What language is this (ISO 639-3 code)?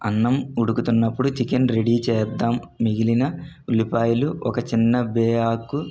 tel